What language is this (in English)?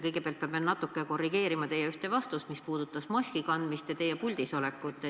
Estonian